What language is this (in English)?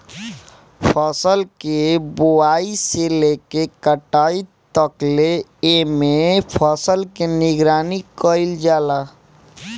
Bhojpuri